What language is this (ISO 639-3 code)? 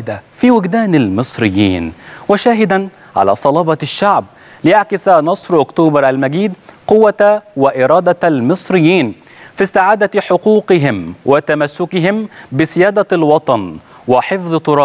ara